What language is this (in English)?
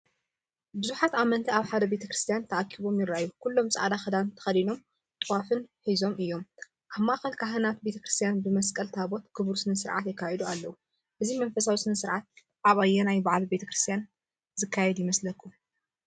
Tigrinya